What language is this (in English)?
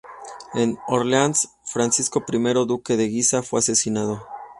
Spanish